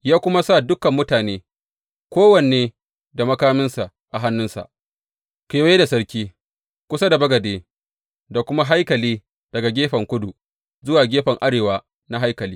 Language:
Hausa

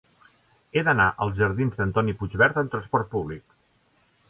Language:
Catalan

